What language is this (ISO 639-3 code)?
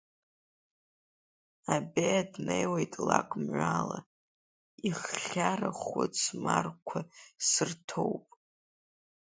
abk